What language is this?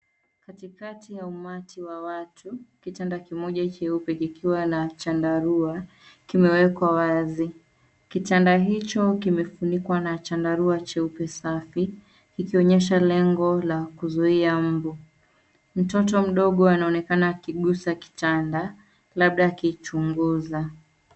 Swahili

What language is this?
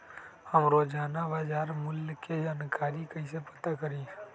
Magahi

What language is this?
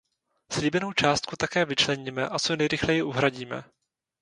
Czech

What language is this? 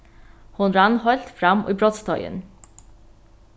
Faroese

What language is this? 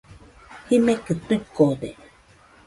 Nüpode Huitoto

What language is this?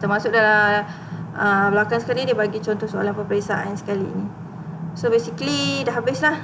Malay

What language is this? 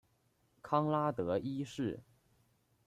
Chinese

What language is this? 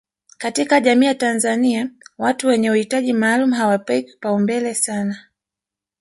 Swahili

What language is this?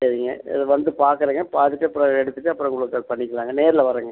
Tamil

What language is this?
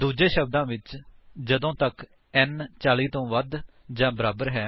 Punjabi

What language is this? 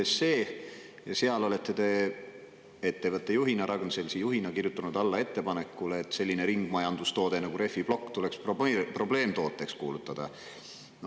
Estonian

